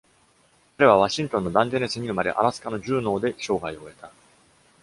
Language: Japanese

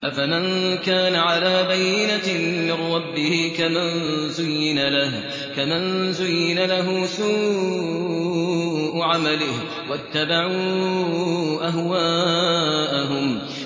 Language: Arabic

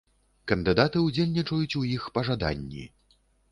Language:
Belarusian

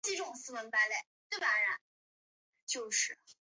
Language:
Chinese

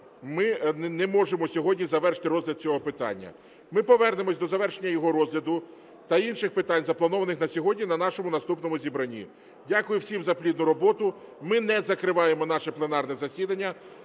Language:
Ukrainian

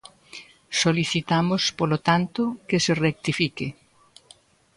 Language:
Galician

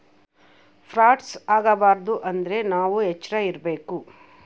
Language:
Kannada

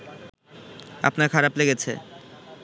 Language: Bangla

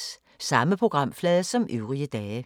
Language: Danish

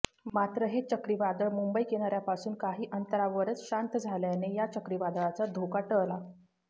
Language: Marathi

